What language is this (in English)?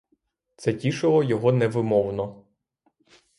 Ukrainian